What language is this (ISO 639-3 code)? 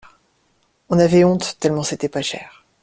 fra